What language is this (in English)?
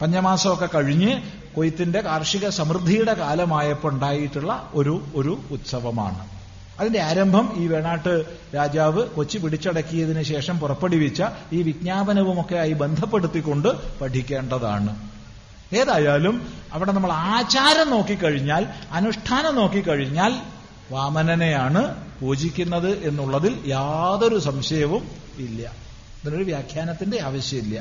Malayalam